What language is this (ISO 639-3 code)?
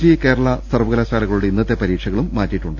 mal